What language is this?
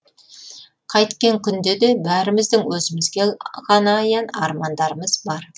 Kazakh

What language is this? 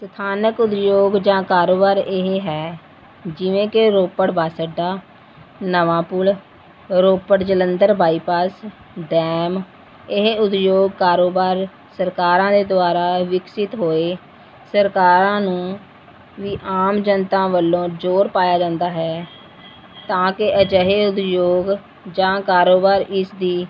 Punjabi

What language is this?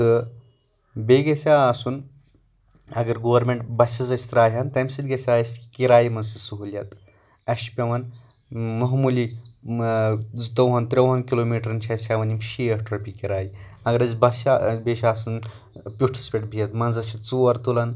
Kashmiri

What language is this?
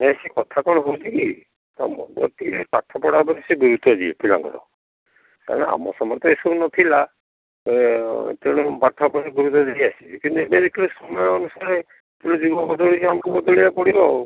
Odia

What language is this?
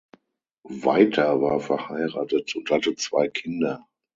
German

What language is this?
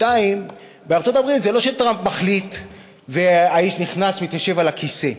Hebrew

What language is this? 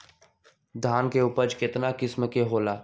Magahi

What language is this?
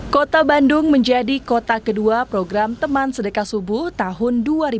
Indonesian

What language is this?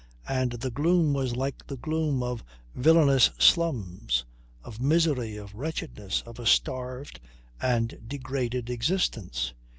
English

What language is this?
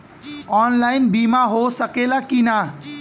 Bhojpuri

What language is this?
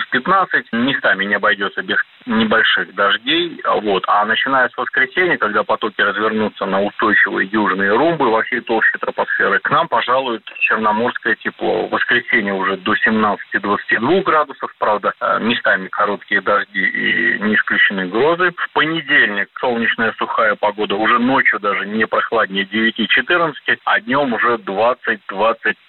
Russian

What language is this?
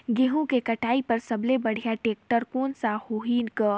Chhattisgarhi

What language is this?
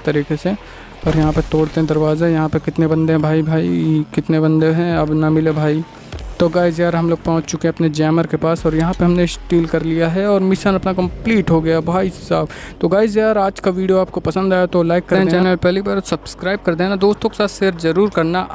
Hindi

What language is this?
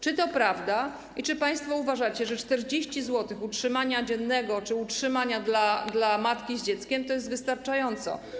Polish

